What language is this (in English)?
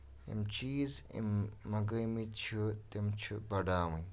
Kashmiri